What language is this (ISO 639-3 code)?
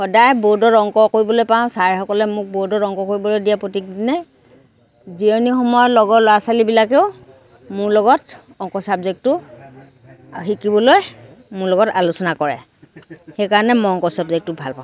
asm